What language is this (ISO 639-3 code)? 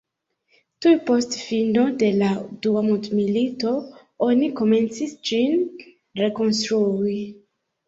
epo